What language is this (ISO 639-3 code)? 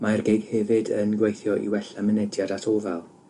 cym